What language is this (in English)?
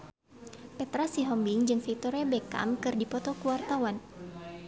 Sundanese